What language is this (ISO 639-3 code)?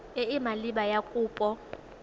tsn